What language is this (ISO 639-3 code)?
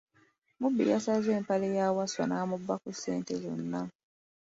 lug